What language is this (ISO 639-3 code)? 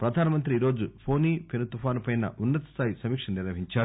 tel